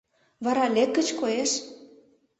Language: Mari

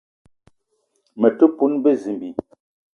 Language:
Eton (Cameroon)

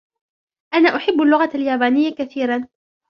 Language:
Arabic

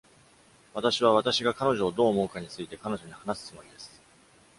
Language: Japanese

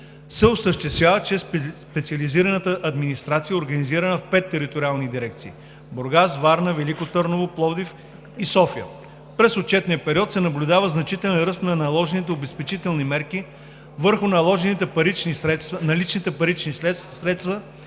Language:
Bulgarian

